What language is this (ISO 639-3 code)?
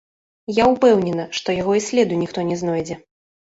bel